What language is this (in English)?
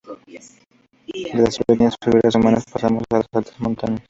Spanish